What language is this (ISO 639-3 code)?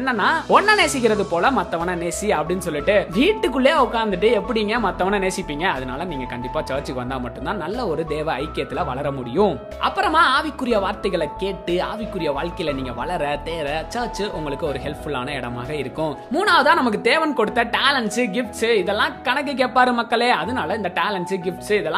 tam